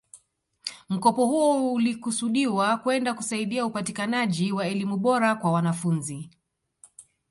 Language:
Swahili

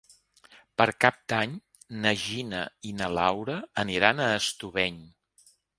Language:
Catalan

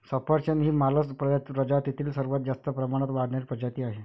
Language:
Marathi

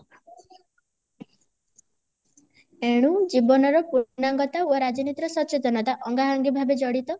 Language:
Odia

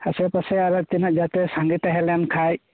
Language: Santali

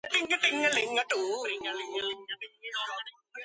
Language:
Georgian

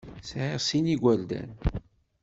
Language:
Kabyle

